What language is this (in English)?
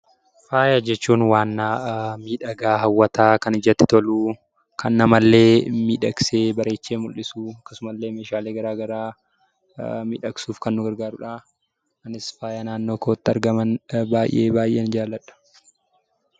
Oromo